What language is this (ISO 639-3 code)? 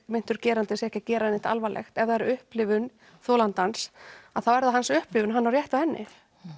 isl